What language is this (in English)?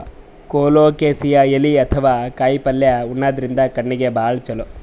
Kannada